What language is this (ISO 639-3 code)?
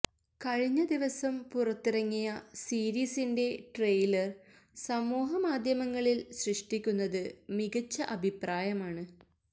mal